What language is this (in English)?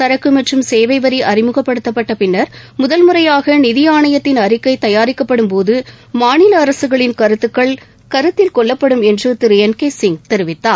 Tamil